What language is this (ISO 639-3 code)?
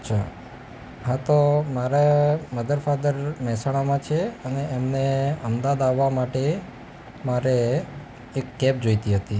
guj